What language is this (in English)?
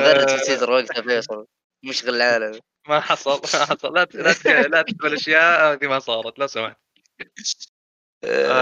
Arabic